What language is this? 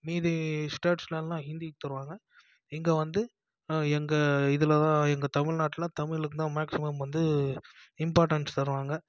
Tamil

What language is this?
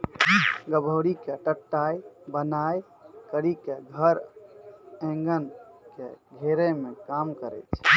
Maithili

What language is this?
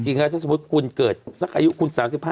Thai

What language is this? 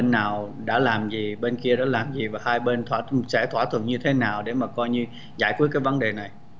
Vietnamese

